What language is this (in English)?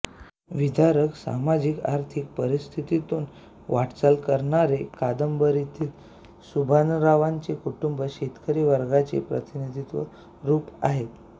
Marathi